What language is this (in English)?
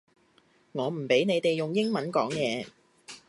Cantonese